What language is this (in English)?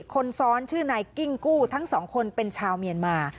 Thai